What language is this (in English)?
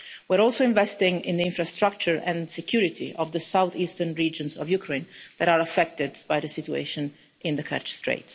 English